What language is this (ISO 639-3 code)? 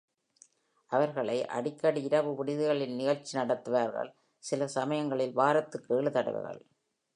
tam